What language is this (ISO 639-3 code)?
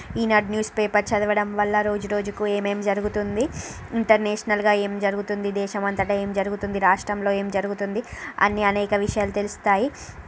tel